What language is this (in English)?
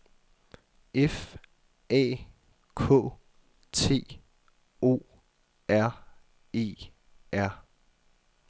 Danish